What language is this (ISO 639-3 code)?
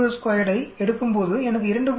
tam